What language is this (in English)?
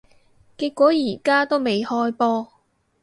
Cantonese